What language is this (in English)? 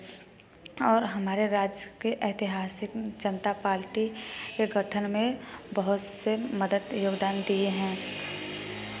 Hindi